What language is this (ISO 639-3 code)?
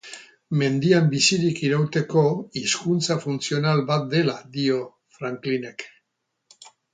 eus